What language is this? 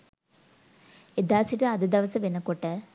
Sinhala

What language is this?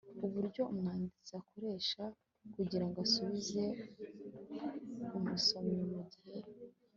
Kinyarwanda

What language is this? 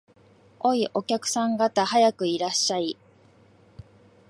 Japanese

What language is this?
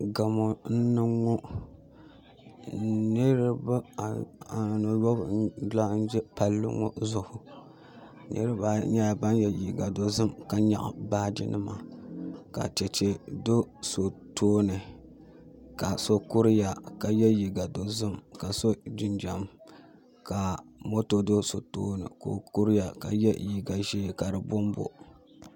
Dagbani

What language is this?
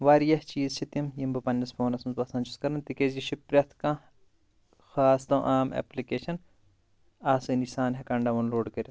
Kashmiri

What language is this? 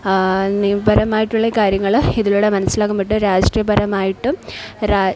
Malayalam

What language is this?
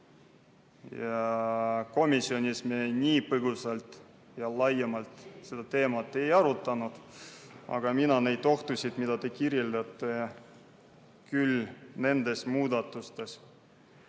Estonian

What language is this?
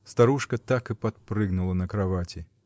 Russian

